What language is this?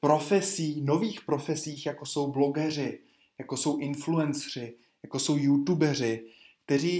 Czech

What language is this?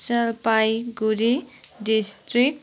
Nepali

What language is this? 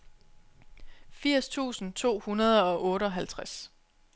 Danish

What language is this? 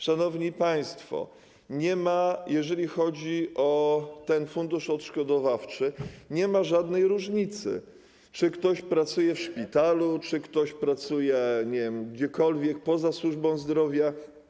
Polish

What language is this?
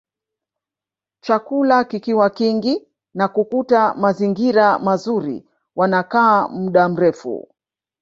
Swahili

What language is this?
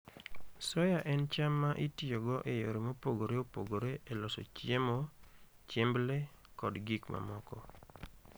Luo (Kenya and Tanzania)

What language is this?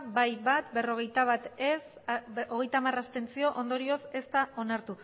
Basque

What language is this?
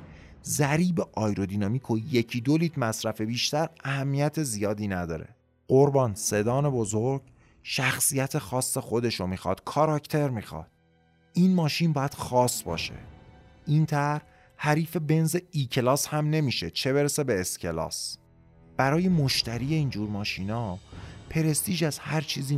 Persian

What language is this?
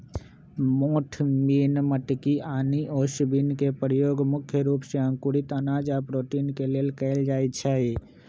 Magahi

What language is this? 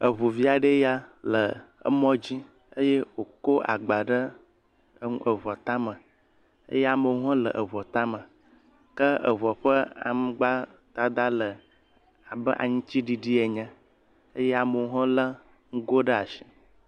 Ewe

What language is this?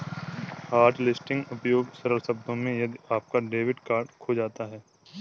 Hindi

